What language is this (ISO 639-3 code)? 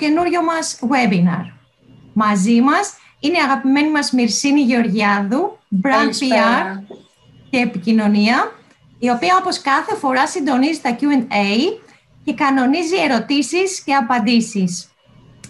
ell